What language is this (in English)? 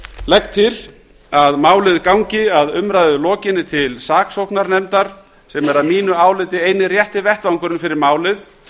Icelandic